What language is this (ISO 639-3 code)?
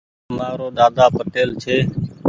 gig